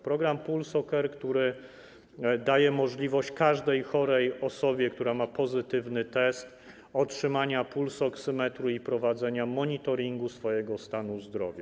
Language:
Polish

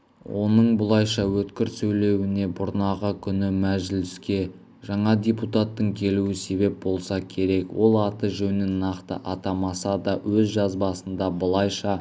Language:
Kazakh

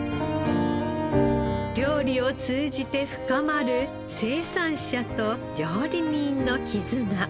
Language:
Japanese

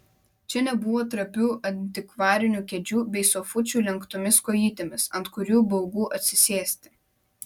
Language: Lithuanian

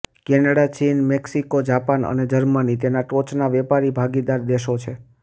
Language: Gujarati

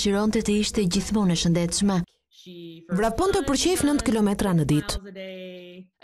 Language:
Dutch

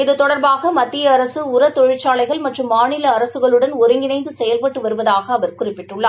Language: Tamil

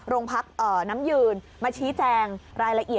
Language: Thai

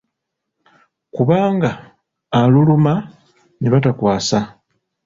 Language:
Ganda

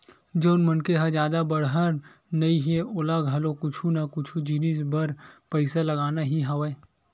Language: Chhattisgarhi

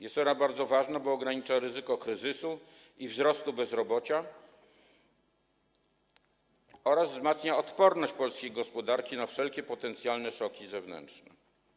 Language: Polish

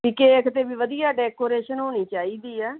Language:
Punjabi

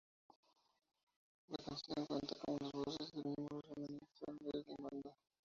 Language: Spanish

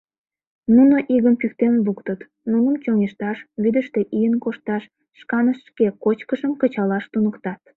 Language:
Mari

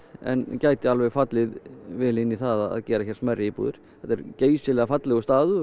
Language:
Icelandic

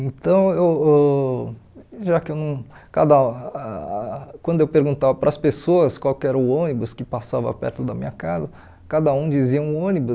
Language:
Portuguese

